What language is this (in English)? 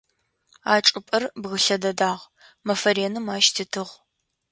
Adyghe